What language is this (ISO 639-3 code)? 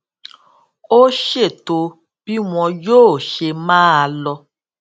yor